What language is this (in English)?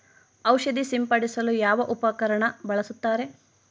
Kannada